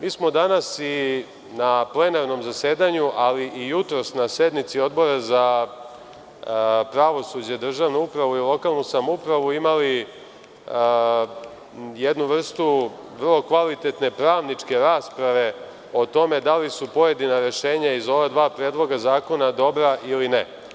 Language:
Serbian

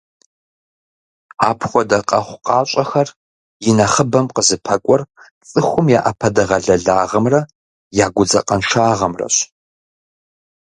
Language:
Kabardian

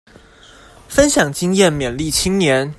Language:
Chinese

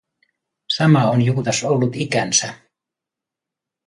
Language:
Finnish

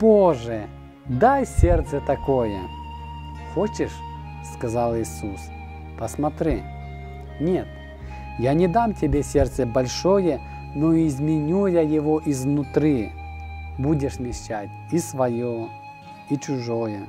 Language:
Russian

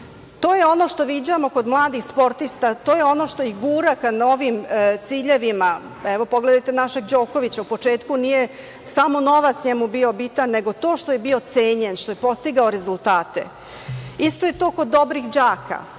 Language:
Serbian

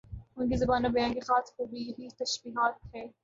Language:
Urdu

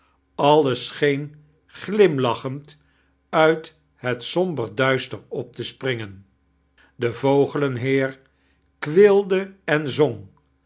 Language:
Dutch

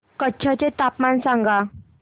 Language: Marathi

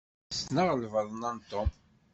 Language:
Kabyle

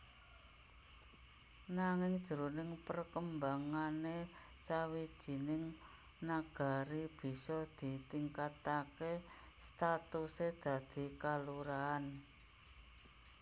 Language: Javanese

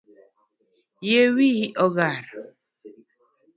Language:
Luo (Kenya and Tanzania)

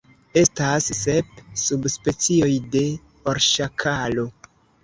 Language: Esperanto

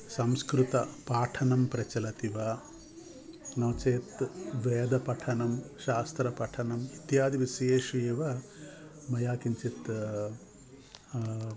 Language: Sanskrit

